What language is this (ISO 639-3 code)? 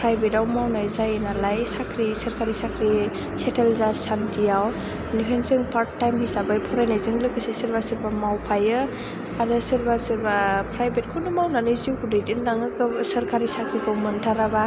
brx